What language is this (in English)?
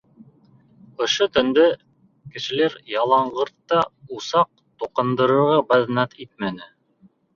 Bashkir